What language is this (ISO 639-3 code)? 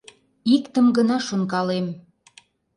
chm